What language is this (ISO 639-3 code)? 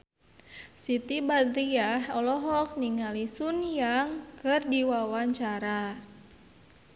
sun